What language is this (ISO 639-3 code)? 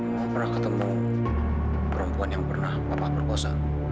ind